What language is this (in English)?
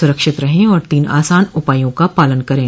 Hindi